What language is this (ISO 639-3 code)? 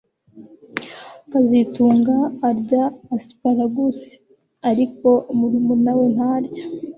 kin